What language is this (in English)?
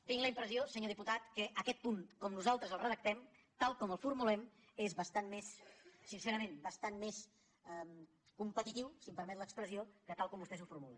Catalan